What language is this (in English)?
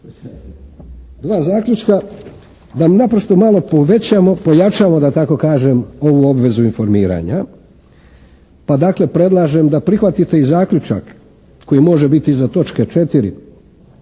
Croatian